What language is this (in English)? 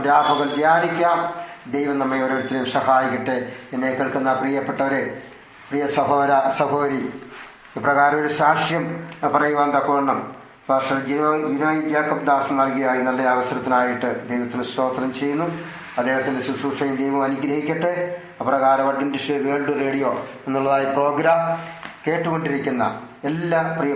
Malayalam